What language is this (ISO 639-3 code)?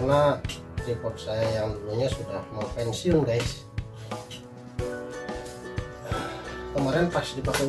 ind